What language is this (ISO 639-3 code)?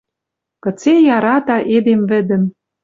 mrj